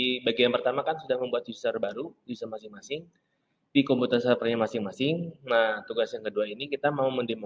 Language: Indonesian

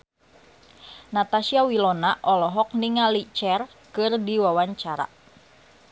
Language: Sundanese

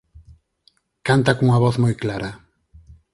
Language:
Galician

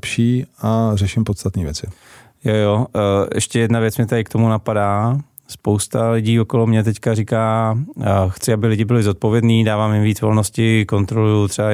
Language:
Czech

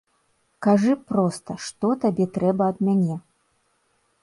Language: Belarusian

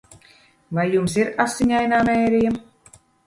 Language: Latvian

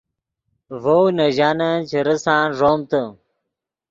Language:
Yidgha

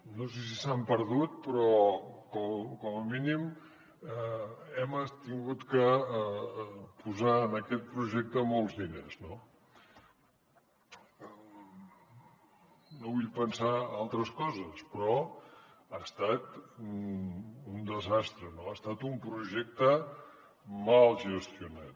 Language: Catalan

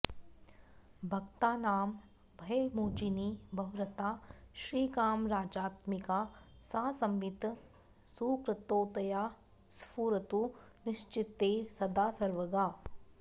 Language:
Sanskrit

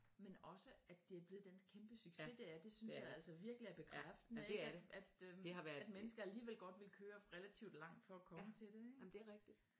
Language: Danish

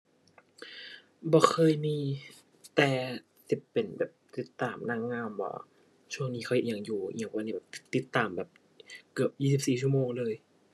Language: Thai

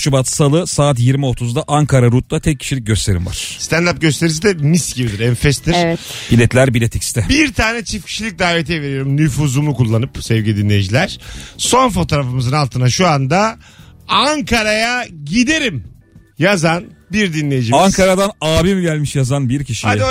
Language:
Turkish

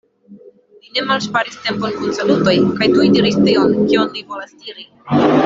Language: Esperanto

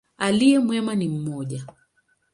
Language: Swahili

